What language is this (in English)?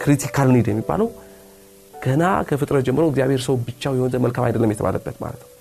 Amharic